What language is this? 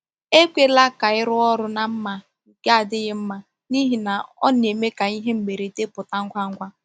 Igbo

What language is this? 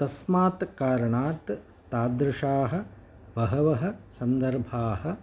Sanskrit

